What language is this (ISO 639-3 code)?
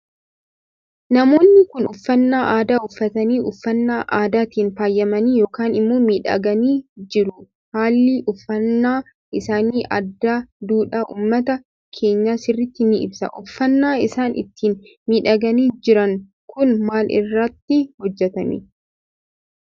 orm